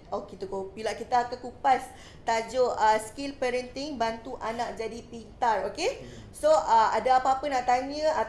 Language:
Malay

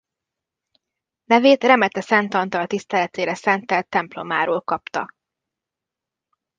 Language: Hungarian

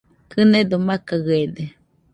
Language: Nüpode Huitoto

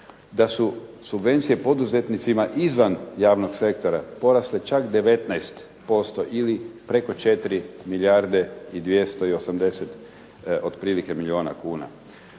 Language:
Croatian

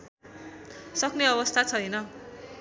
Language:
Nepali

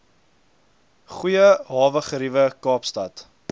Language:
Afrikaans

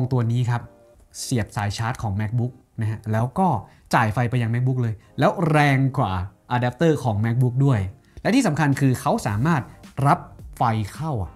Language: Thai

